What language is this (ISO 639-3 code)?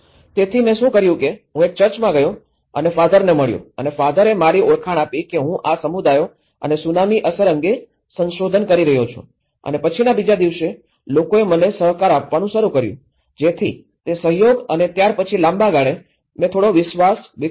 guj